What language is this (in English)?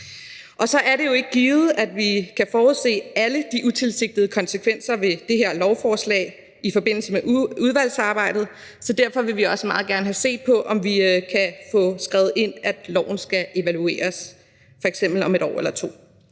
Danish